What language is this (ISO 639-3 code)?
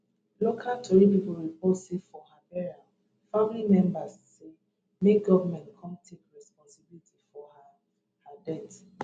pcm